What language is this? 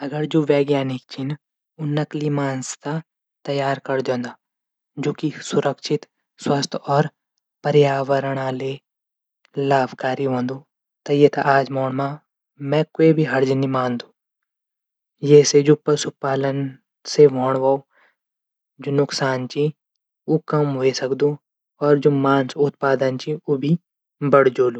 Garhwali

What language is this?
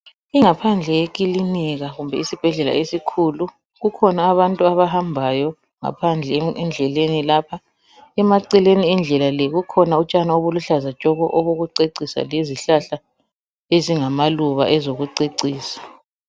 North Ndebele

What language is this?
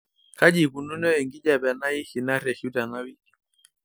Masai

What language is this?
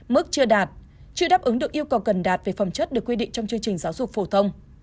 Vietnamese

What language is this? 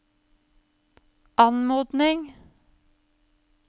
Norwegian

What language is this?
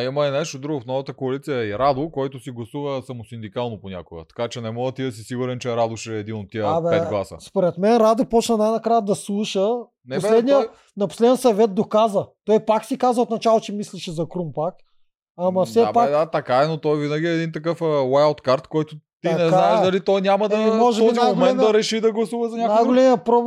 Bulgarian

